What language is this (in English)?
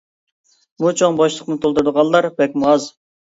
Uyghur